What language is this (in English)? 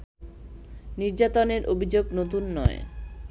Bangla